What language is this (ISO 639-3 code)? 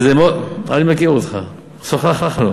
heb